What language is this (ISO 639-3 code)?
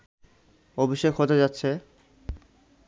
ben